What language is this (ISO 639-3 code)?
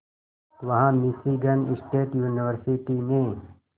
hin